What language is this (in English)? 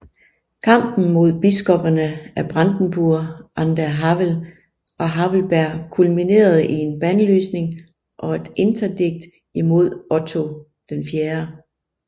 Danish